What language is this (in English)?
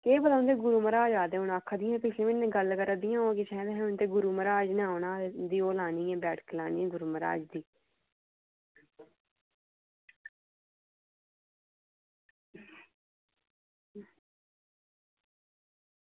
Dogri